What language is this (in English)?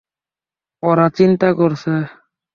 Bangla